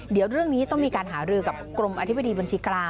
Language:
Thai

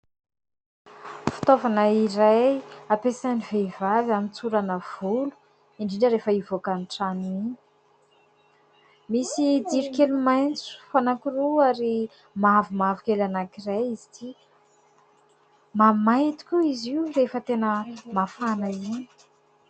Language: Malagasy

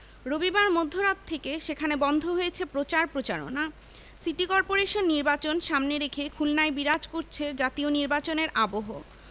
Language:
Bangla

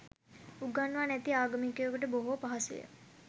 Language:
Sinhala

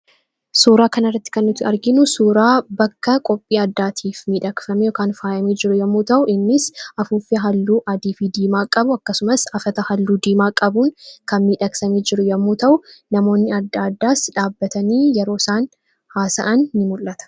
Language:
Oromo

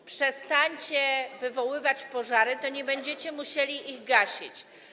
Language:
Polish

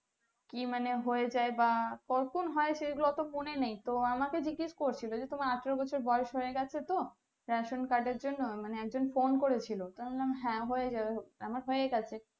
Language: Bangla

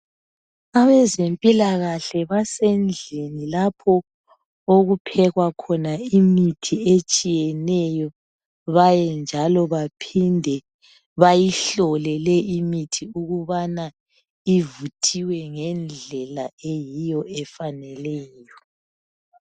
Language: North Ndebele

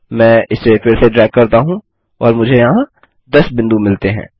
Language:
Hindi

